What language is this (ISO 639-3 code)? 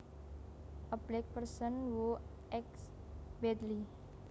jav